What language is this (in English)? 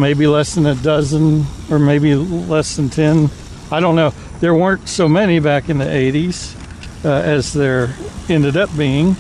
English